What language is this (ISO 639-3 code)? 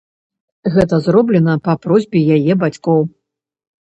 bel